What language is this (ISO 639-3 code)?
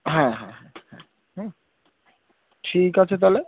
ben